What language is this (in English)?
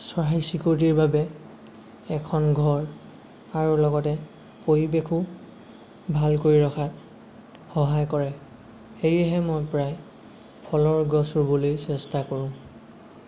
Assamese